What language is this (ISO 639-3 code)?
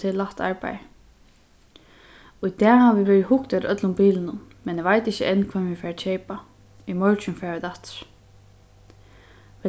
fao